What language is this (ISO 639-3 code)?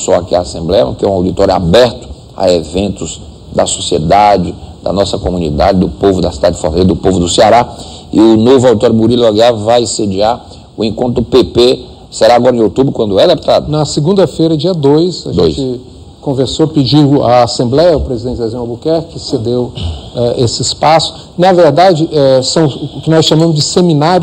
por